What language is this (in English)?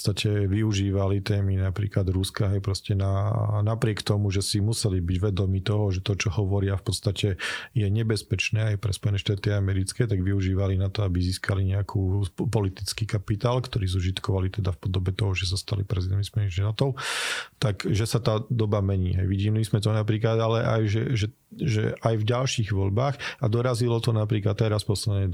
Slovak